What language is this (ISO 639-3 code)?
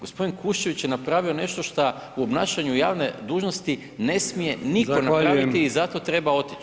hrv